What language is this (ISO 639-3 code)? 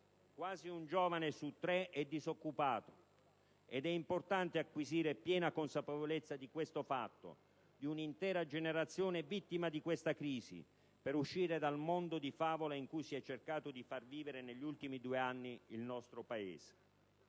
ita